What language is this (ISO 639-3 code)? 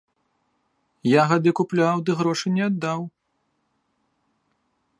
bel